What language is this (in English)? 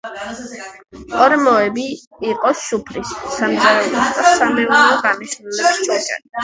Georgian